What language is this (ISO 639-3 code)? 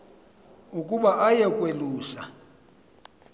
xho